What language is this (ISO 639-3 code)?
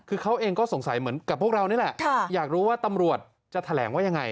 tha